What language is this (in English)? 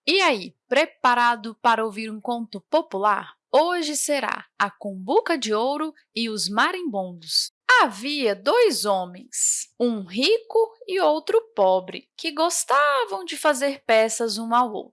Portuguese